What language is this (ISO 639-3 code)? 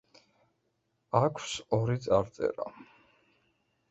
kat